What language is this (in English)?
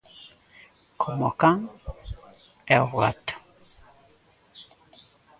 Galician